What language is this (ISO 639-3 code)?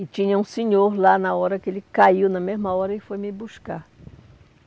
por